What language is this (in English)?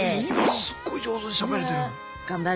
Japanese